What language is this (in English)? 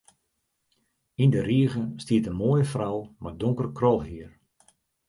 Western Frisian